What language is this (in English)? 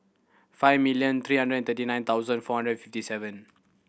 English